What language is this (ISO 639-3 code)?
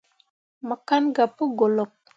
mua